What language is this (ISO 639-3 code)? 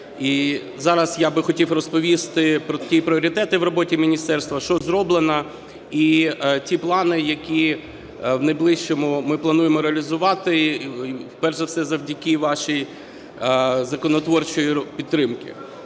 ukr